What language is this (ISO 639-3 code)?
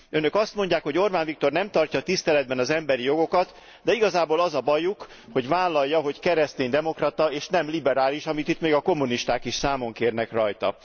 hun